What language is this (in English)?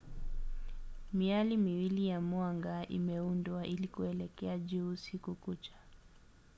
Swahili